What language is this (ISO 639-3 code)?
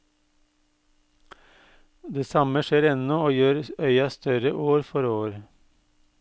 nor